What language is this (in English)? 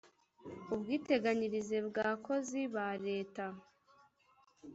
Kinyarwanda